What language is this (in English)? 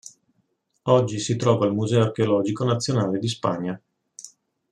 Italian